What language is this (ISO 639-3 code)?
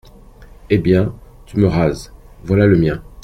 fra